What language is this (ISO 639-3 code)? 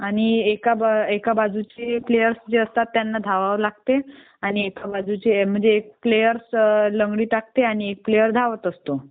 mar